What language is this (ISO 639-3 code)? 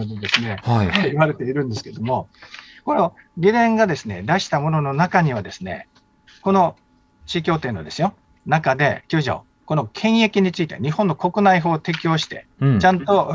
jpn